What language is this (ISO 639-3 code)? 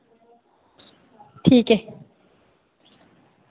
doi